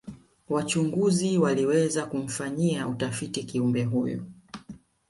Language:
Swahili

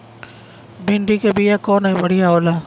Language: Bhojpuri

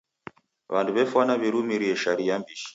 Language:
Taita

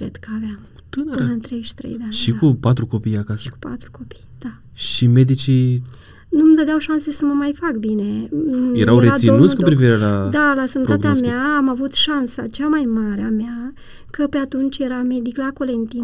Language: Romanian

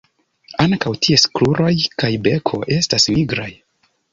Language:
Esperanto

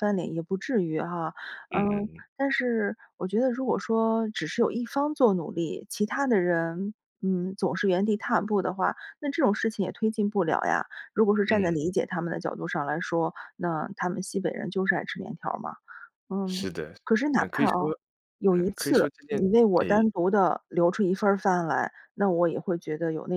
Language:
Chinese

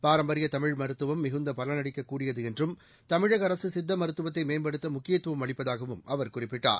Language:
Tamil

